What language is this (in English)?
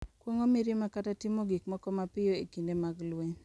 Luo (Kenya and Tanzania)